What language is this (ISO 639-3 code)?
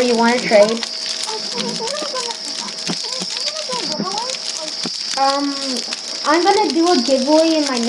eng